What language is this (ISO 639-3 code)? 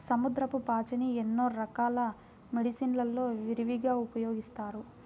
tel